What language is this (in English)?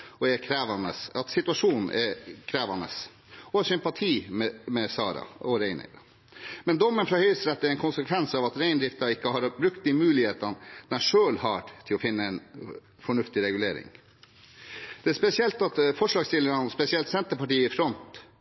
Norwegian Bokmål